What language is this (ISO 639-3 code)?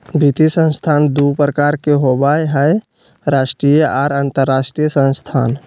mag